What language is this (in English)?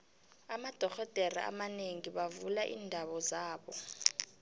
South Ndebele